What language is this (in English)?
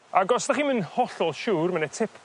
Welsh